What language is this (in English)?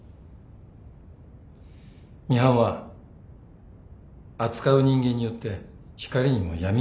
Japanese